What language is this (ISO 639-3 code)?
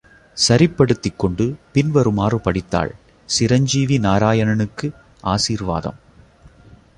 tam